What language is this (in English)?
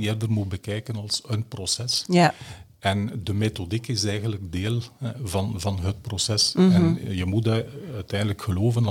Dutch